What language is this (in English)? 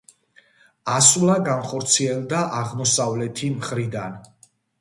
Georgian